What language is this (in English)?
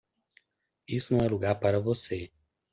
Portuguese